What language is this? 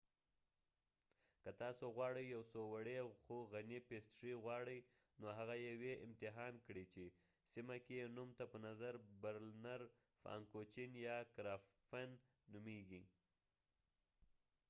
Pashto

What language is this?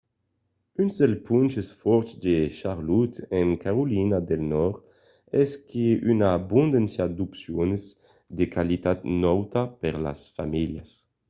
Occitan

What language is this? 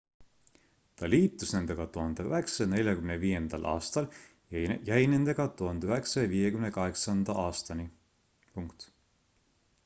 Estonian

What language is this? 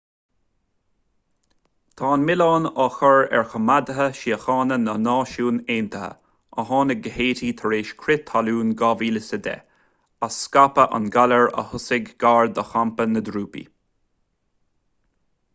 Irish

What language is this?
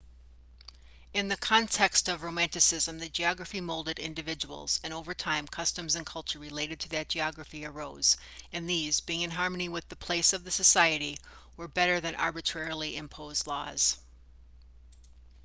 English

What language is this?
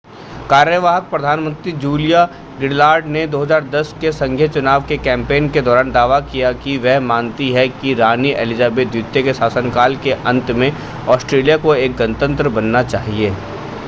Hindi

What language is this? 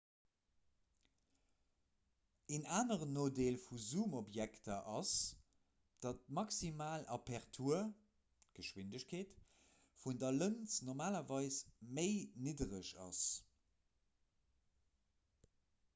Luxembourgish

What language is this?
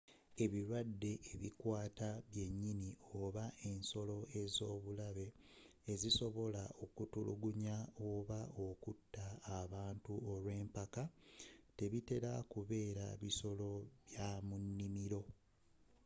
Ganda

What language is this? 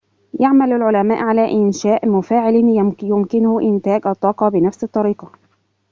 Arabic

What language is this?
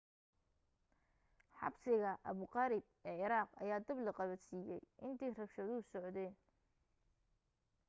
Somali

